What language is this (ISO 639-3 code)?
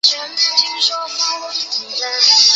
zho